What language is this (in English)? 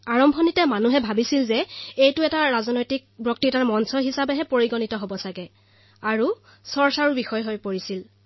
Assamese